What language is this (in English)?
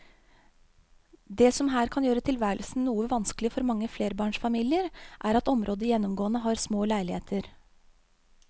Norwegian